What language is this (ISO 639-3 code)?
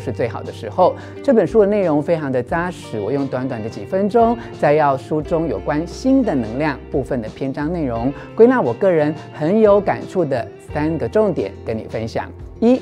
zho